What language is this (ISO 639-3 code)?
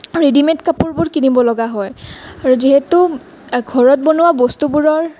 asm